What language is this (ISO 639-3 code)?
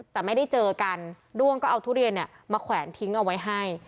tha